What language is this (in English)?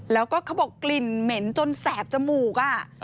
Thai